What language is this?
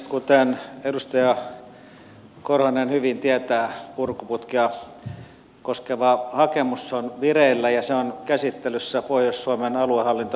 Finnish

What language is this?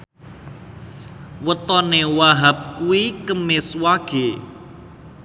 Javanese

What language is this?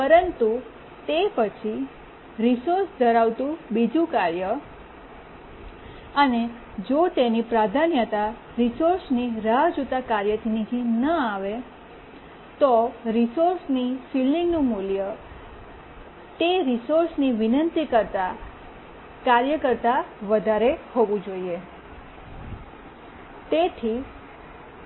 Gujarati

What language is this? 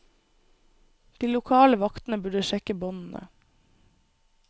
Norwegian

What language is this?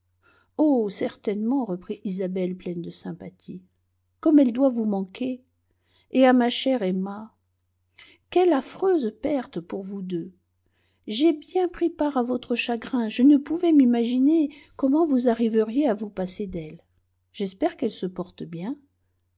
French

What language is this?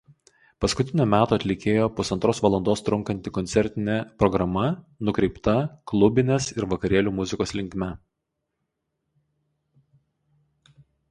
Lithuanian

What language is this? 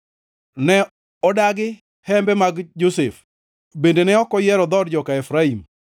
Luo (Kenya and Tanzania)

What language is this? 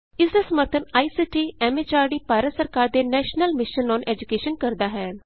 Punjabi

